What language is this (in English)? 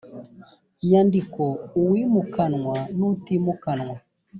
Kinyarwanda